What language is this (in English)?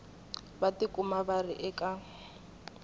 Tsonga